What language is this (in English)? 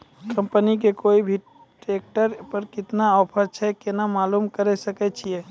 Maithili